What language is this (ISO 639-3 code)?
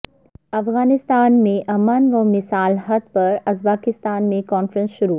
urd